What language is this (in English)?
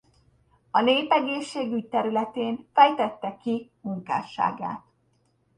Hungarian